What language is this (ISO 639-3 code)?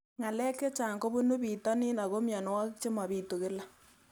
kln